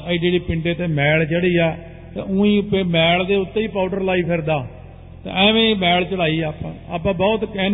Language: Punjabi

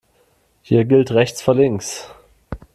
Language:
German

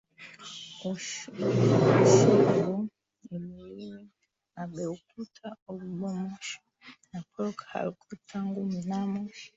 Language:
Swahili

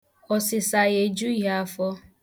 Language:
Igbo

